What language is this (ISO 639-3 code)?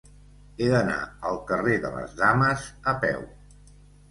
cat